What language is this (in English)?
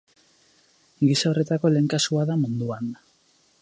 Basque